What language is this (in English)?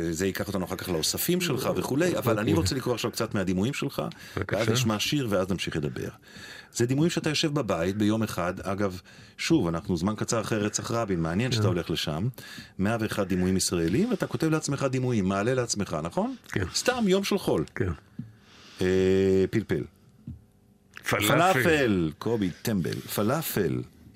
Hebrew